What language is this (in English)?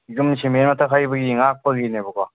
Manipuri